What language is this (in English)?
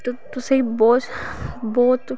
Dogri